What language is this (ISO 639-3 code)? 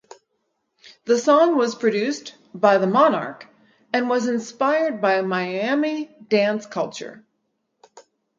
eng